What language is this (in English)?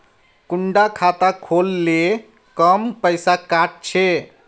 Magahi